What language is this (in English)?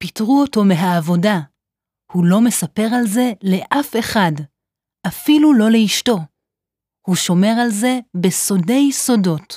Hebrew